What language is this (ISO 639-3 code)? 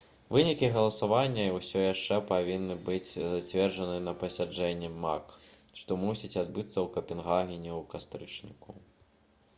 bel